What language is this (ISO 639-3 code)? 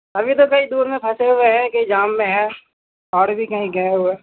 urd